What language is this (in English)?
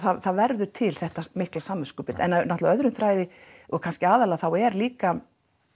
Icelandic